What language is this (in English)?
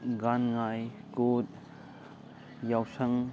Manipuri